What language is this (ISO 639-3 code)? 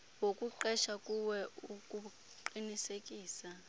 xho